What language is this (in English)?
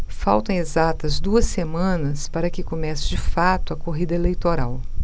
Portuguese